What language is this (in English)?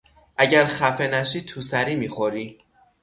Persian